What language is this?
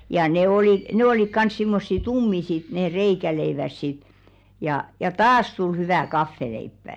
Finnish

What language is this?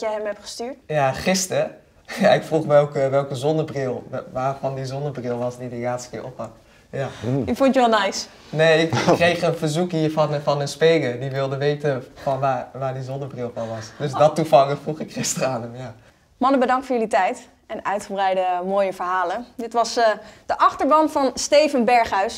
Dutch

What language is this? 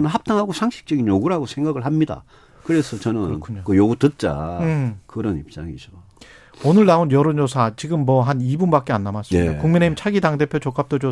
Korean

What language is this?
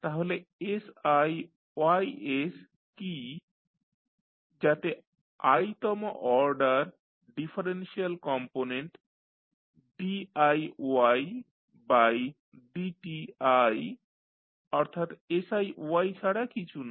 Bangla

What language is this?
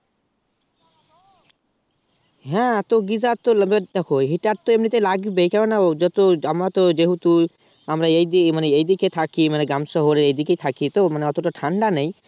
Bangla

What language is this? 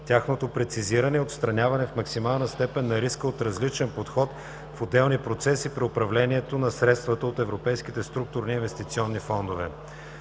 Bulgarian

